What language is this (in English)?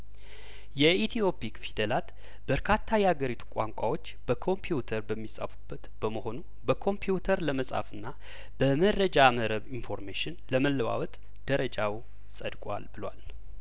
Amharic